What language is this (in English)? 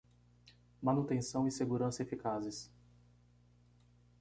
Portuguese